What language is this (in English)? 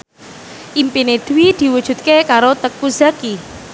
Javanese